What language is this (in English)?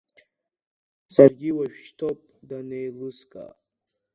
Abkhazian